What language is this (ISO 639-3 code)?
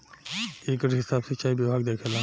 bho